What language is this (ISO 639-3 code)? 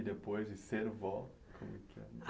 por